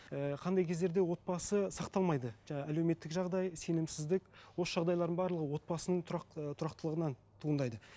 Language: Kazakh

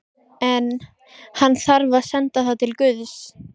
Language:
Icelandic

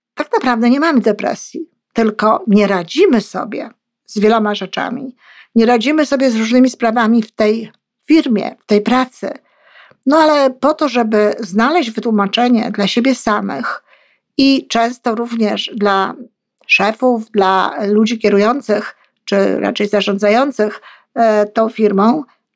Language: Polish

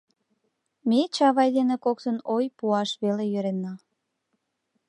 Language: Mari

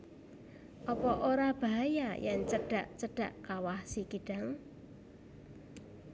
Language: Javanese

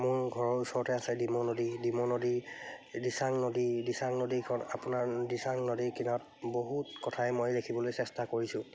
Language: Assamese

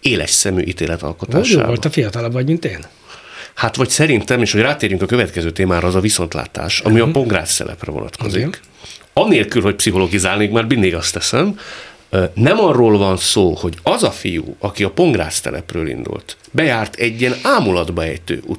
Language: Hungarian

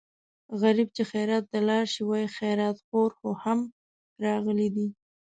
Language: Pashto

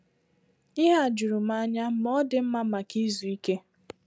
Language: Igbo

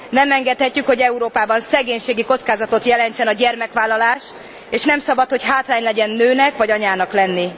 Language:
Hungarian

